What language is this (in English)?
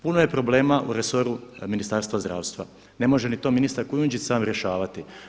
Croatian